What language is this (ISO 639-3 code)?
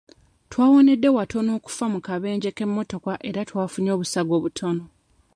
lug